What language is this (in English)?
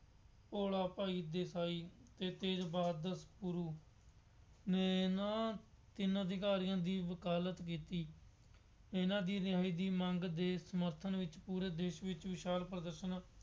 Punjabi